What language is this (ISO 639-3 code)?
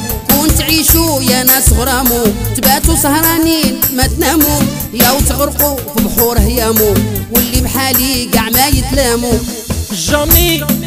ara